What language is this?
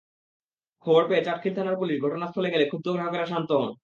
Bangla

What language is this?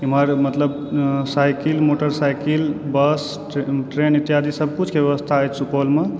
Maithili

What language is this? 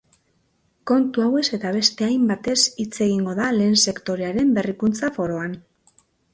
Basque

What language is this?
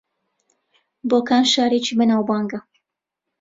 Central Kurdish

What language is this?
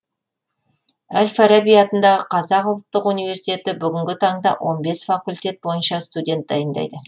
Kazakh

